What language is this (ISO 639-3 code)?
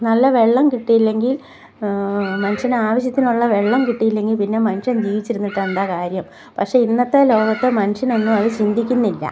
mal